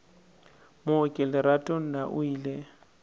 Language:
Northern Sotho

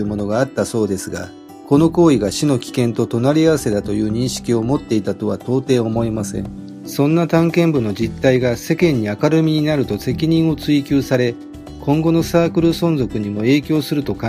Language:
Japanese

